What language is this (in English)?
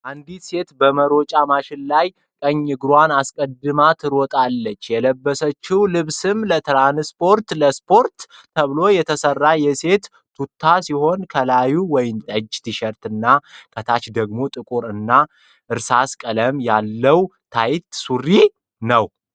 Amharic